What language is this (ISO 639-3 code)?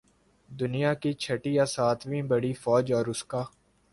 urd